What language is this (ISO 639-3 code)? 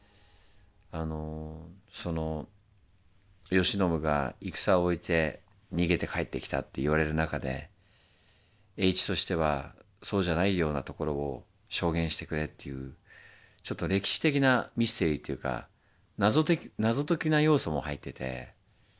jpn